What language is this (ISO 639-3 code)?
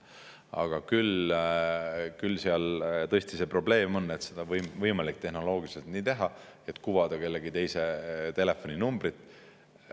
est